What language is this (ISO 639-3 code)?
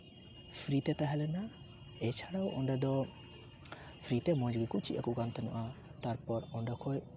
sat